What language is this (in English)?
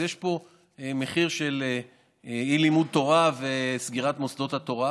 Hebrew